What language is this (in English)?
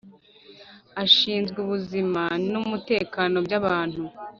Kinyarwanda